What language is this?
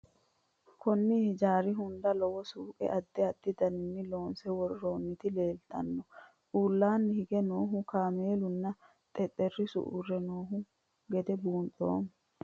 Sidamo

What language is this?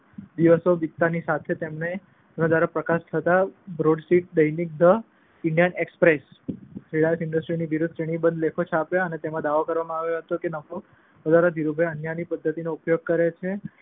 Gujarati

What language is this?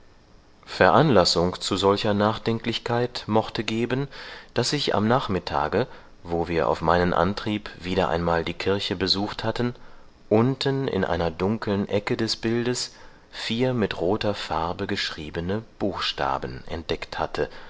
German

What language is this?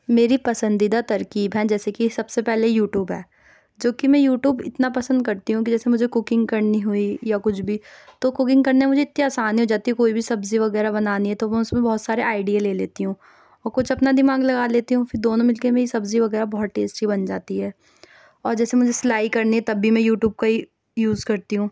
Urdu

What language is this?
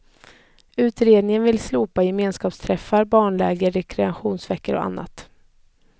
Swedish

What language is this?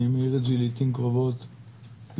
Hebrew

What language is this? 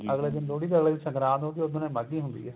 Punjabi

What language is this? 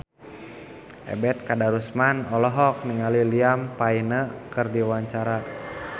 Sundanese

